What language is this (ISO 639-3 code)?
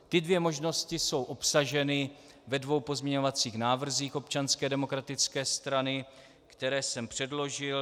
ces